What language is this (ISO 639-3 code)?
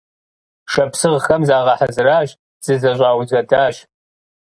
kbd